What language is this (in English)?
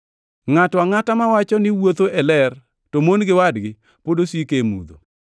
Luo (Kenya and Tanzania)